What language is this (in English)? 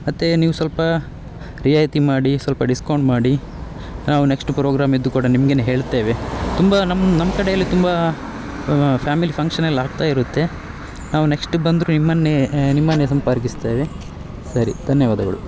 Kannada